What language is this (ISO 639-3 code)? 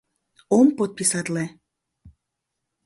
chm